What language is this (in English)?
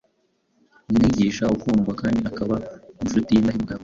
Kinyarwanda